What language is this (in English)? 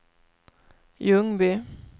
Swedish